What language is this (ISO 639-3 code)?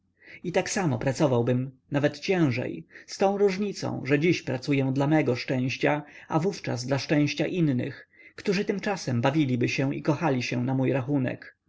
pol